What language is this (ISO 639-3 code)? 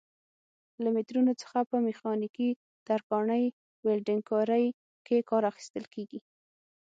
pus